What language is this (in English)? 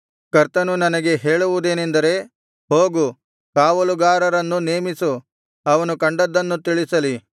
Kannada